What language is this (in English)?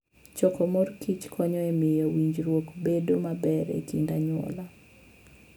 Luo (Kenya and Tanzania)